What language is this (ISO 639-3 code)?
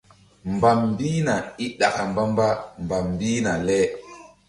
mdd